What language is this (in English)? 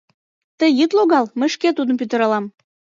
Mari